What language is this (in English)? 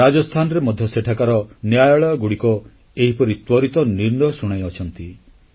Odia